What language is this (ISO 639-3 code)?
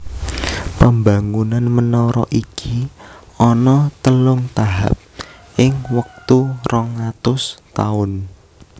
jav